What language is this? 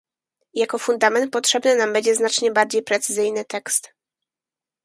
Polish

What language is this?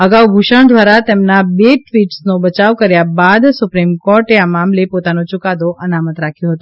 Gujarati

